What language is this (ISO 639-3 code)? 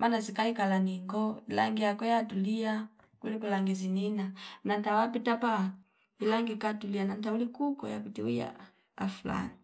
fip